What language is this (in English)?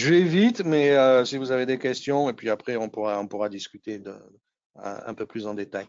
French